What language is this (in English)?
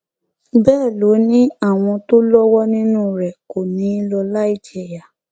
Yoruba